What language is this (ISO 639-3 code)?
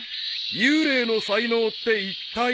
jpn